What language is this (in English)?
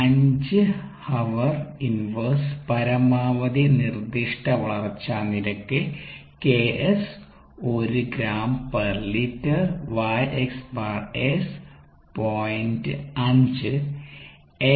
Malayalam